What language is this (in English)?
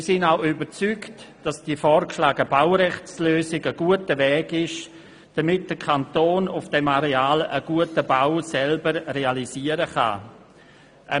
Swiss German